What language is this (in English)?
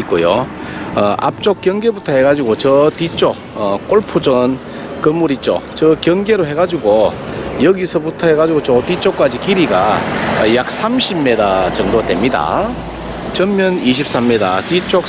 Korean